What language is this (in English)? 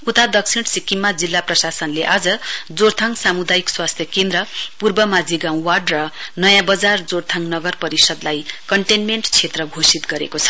Nepali